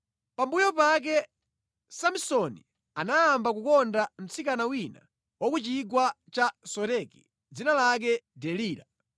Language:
Nyanja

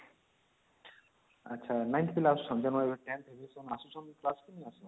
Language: Odia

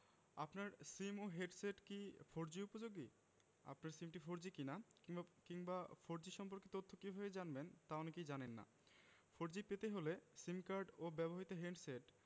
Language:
Bangla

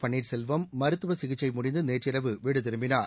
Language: Tamil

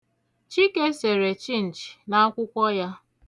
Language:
Igbo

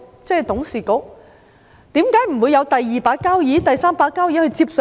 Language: Cantonese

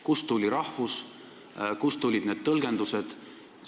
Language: Estonian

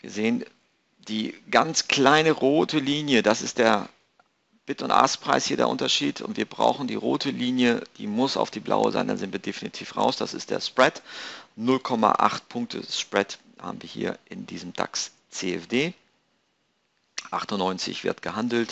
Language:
German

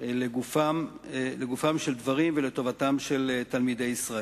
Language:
Hebrew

